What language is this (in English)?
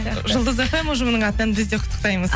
Kazakh